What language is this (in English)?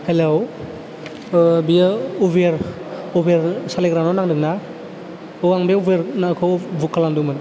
Bodo